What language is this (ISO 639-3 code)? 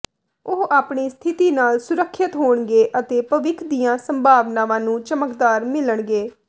pan